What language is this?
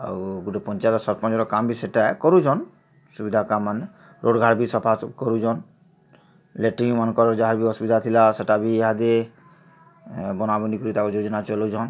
Odia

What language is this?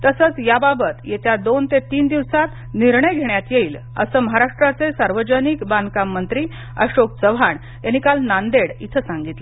Marathi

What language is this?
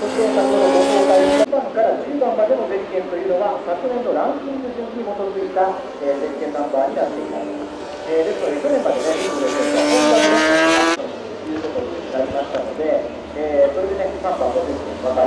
Japanese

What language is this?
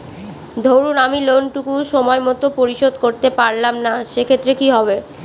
Bangla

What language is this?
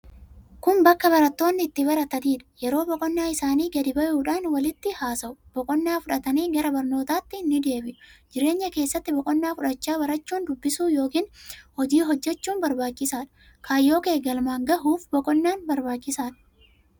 Oromo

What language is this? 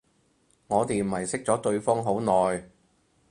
Cantonese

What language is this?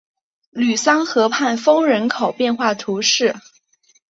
Chinese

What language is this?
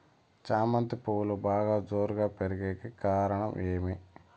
Telugu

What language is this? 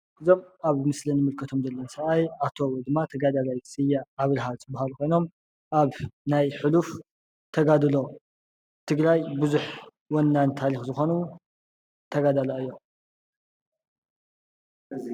Tigrinya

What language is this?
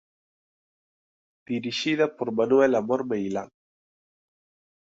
Galician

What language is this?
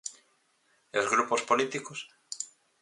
Galician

